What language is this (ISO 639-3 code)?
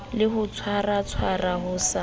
sot